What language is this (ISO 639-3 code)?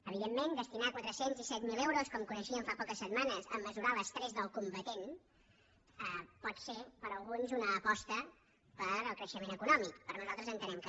cat